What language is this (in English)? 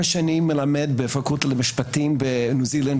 Hebrew